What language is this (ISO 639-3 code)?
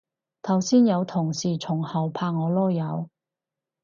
yue